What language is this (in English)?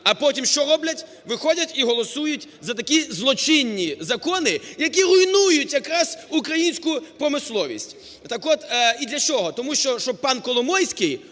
Ukrainian